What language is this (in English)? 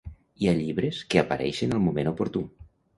Catalan